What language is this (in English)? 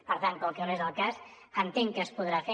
Catalan